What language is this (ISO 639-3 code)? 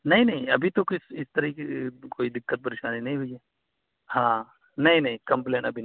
urd